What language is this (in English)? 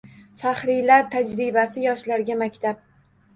Uzbek